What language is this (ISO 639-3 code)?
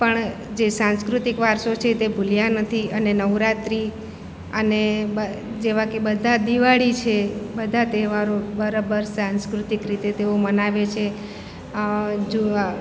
guj